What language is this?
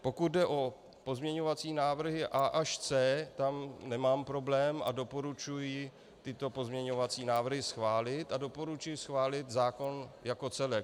Czech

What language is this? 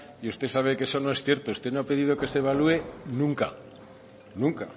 Spanish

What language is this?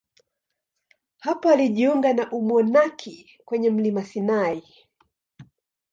Swahili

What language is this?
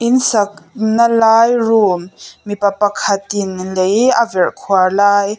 Mizo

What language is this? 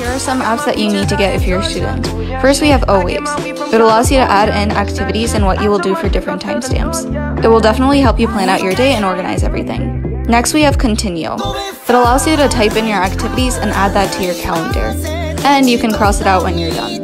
English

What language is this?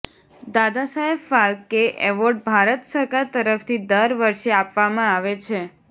Gujarati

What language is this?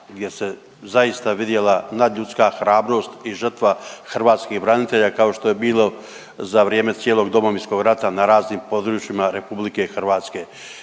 Croatian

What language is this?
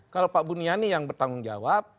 Indonesian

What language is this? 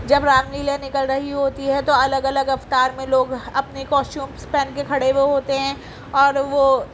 Urdu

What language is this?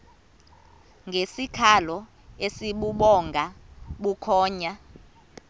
Xhosa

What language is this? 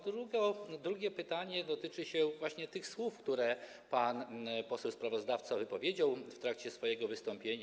Polish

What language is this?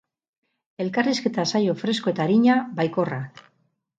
Basque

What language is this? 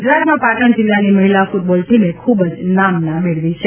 Gujarati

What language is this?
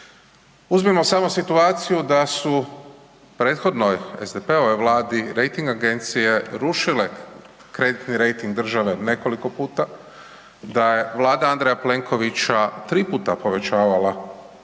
Croatian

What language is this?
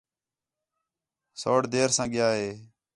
Khetrani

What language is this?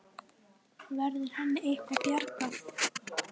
Icelandic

